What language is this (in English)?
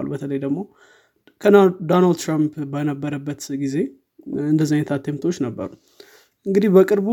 Amharic